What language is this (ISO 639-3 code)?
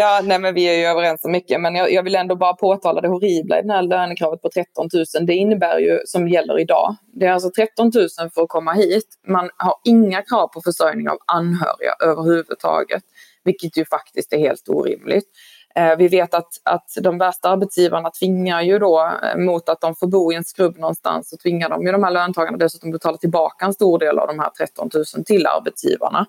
swe